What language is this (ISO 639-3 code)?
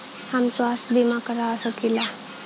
bho